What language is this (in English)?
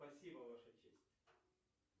Russian